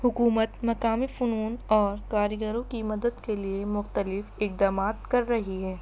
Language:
Urdu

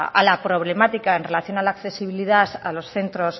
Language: Spanish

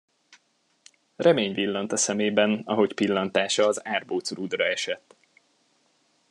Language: Hungarian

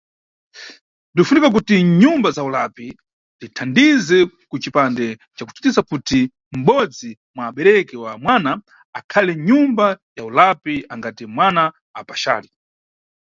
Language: Nyungwe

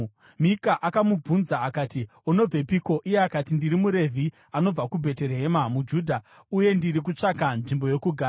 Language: Shona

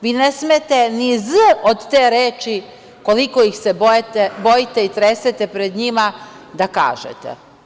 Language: Serbian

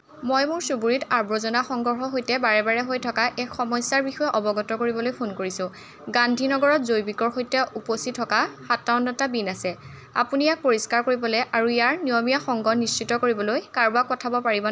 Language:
Assamese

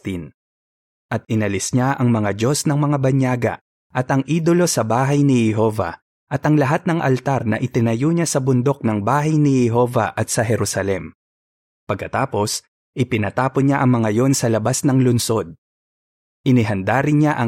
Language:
Filipino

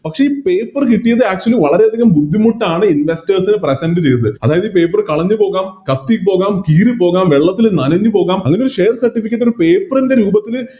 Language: Malayalam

